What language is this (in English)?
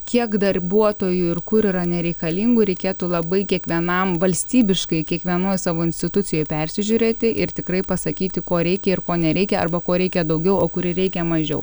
Lithuanian